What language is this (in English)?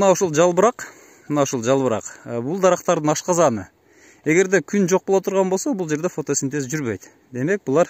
Turkish